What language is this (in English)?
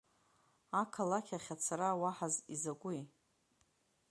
Abkhazian